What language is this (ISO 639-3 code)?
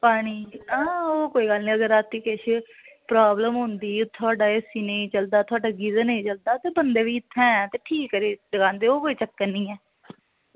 doi